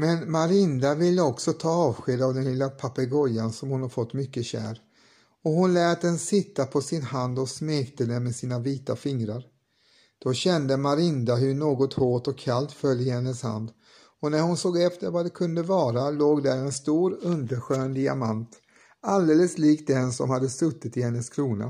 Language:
Swedish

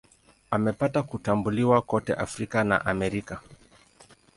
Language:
Swahili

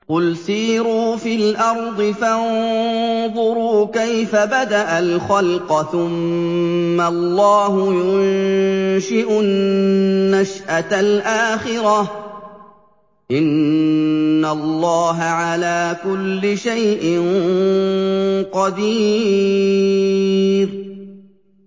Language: Arabic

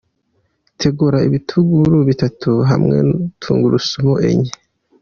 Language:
Kinyarwanda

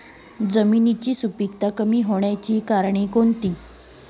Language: Marathi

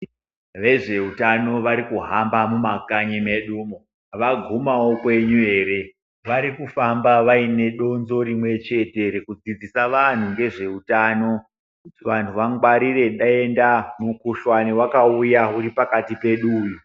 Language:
Ndau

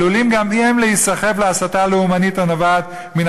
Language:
Hebrew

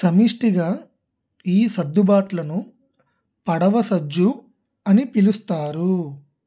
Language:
Telugu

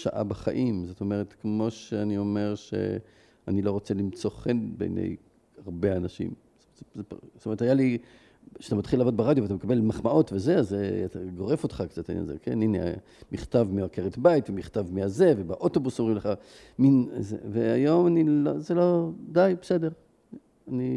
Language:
Hebrew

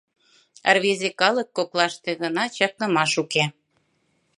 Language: Mari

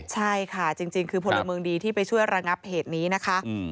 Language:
Thai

